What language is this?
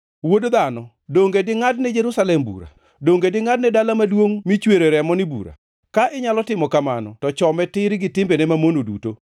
Luo (Kenya and Tanzania)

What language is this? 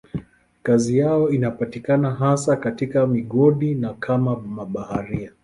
Swahili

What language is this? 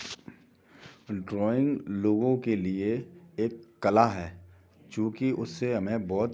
Hindi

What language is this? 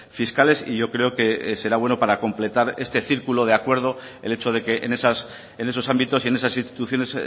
Spanish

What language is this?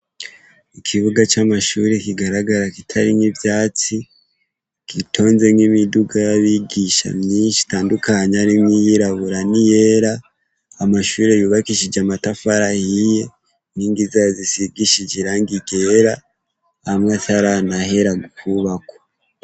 Rundi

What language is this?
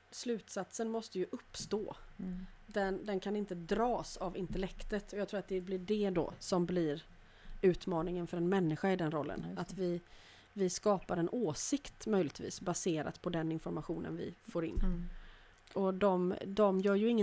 Swedish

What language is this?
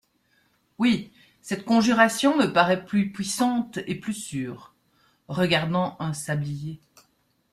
French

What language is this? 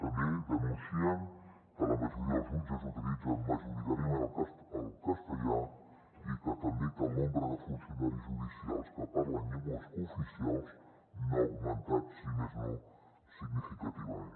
Catalan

